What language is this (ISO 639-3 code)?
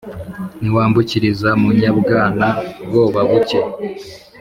kin